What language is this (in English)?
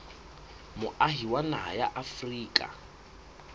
Southern Sotho